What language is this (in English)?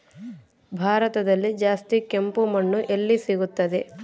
Kannada